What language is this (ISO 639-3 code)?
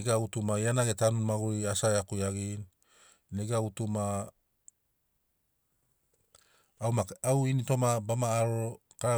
snc